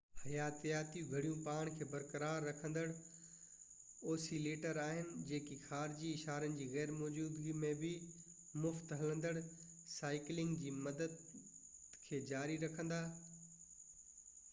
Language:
Sindhi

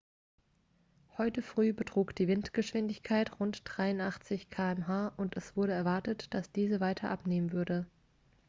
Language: German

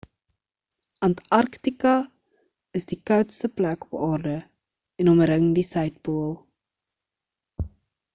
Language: Afrikaans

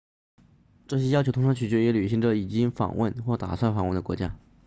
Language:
Chinese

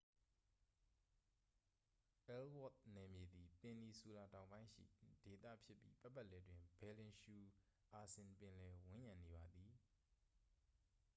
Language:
Burmese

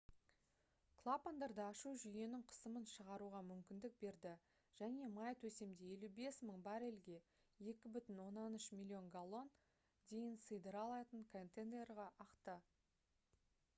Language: Kazakh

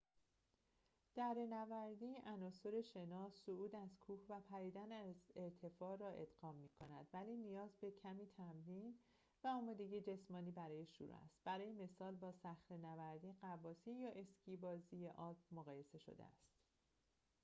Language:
Persian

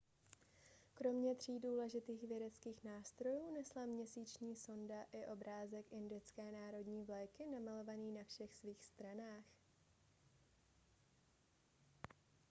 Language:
Czech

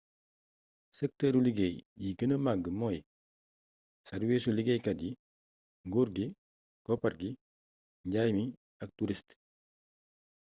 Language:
Wolof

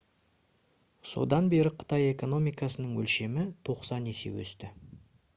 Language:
Kazakh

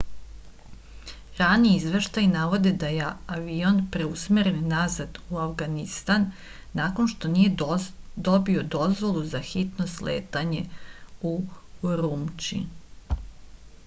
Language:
Serbian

